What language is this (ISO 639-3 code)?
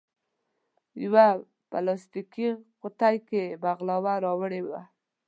pus